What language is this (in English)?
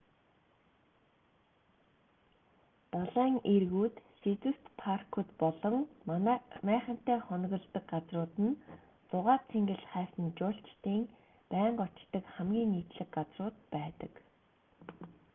Mongolian